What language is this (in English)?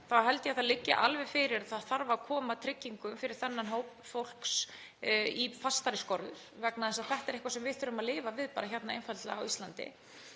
Icelandic